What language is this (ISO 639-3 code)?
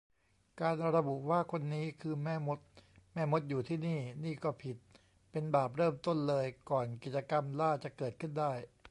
tha